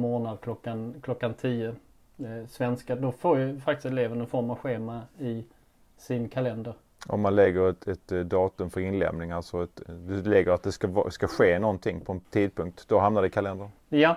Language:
Swedish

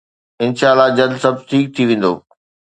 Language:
Sindhi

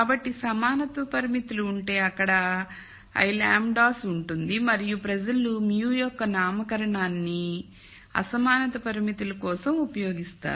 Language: Telugu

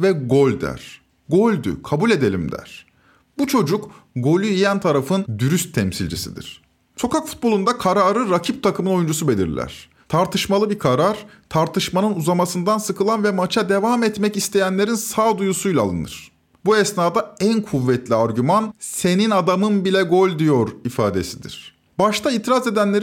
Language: Turkish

